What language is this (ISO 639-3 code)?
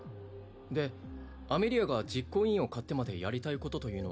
jpn